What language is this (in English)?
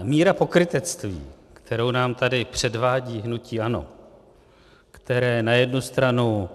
Czech